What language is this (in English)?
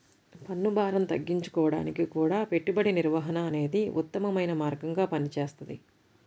Telugu